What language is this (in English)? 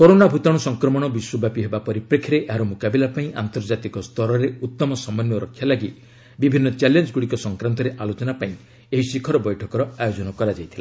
Odia